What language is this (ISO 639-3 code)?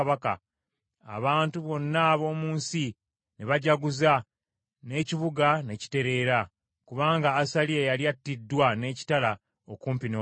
lug